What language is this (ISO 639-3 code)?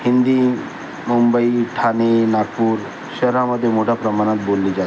mar